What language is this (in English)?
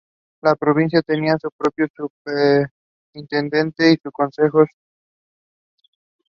English